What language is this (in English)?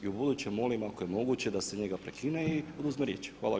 Croatian